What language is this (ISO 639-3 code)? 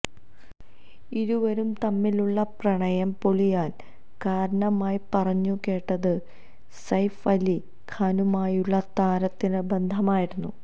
mal